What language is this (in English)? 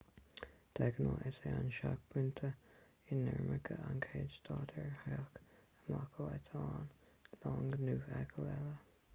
Irish